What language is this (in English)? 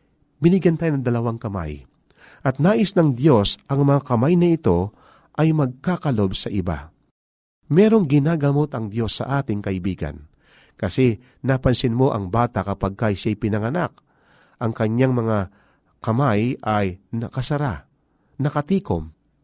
Filipino